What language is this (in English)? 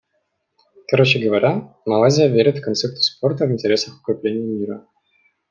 Russian